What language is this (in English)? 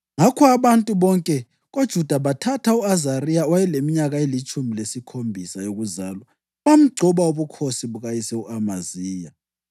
North Ndebele